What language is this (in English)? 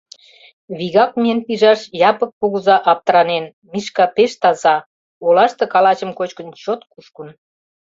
Mari